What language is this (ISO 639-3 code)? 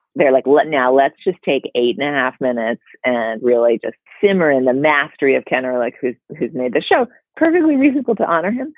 eng